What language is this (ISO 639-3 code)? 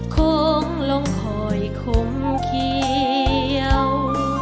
tha